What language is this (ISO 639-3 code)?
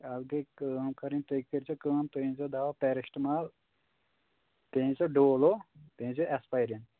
kas